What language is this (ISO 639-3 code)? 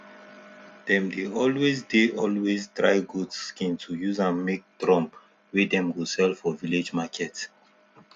pcm